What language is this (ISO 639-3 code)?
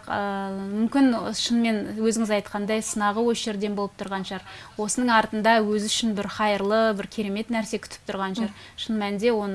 rus